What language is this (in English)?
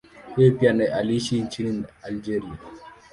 Swahili